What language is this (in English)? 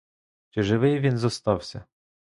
Ukrainian